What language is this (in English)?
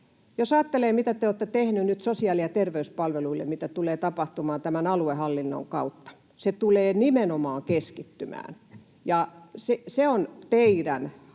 Finnish